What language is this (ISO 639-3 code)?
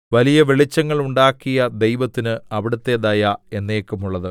mal